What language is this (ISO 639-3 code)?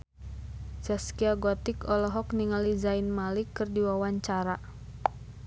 sun